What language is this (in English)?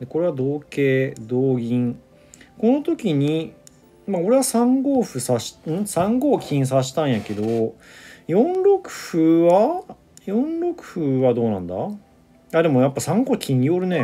Japanese